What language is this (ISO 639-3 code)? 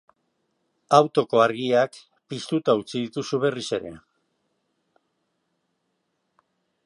eus